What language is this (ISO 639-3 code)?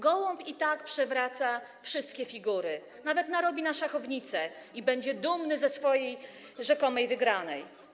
pol